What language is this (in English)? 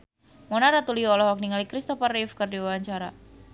Sundanese